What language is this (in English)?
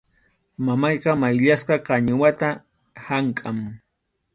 Arequipa-La Unión Quechua